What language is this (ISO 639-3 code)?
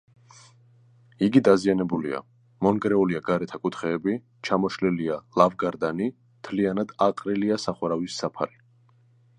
kat